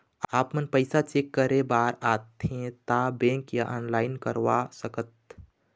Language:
Chhattisgarhi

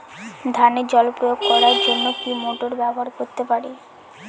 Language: Bangla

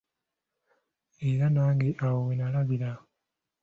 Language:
Ganda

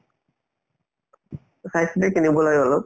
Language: Assamese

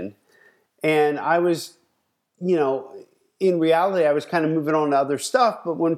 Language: English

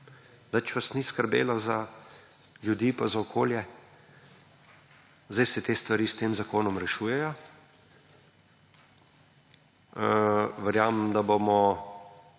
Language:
Slovenian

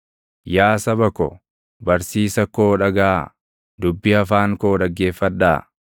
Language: Oromo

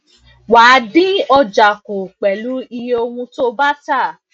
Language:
Yoruba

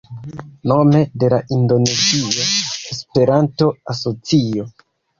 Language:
Esperanto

